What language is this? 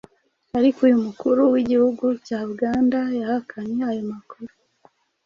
Kinyarwanda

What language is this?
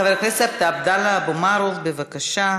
Hebrew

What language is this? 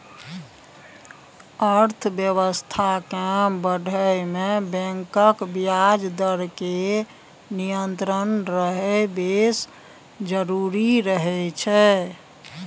Maithili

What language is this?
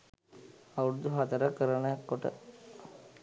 Sinhala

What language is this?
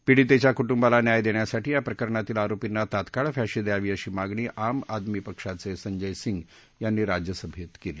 Marathi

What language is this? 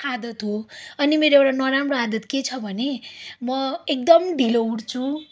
Nepali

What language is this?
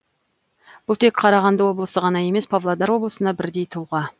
Kazakh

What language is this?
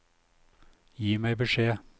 Norwegian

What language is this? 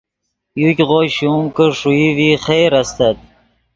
Yidgha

